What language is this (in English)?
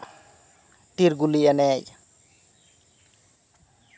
Santali